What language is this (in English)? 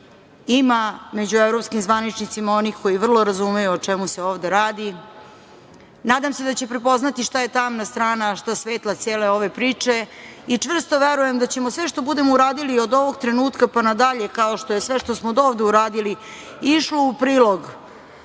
Serbian